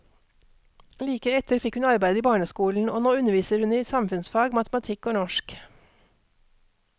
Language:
Norwegian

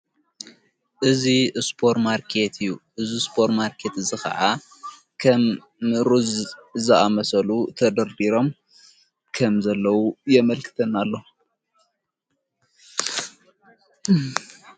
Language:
Tigrinya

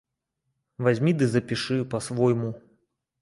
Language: Belarusian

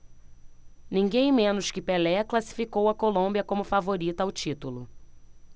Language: Portuguese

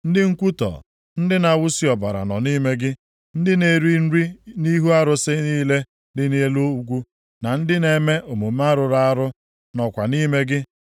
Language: Igbo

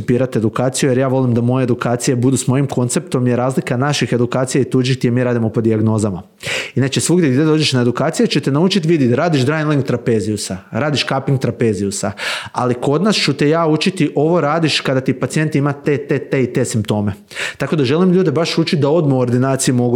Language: Croatian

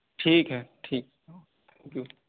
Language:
Urdu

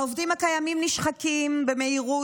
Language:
Hebrew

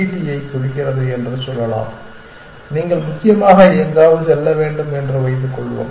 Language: Tamil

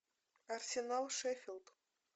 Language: Russian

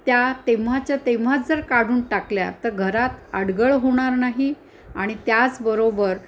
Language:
Marathi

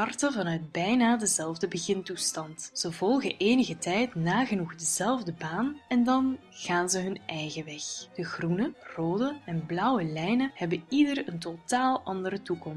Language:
Dutch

